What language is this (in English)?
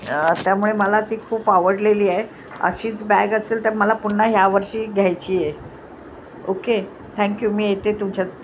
Marathi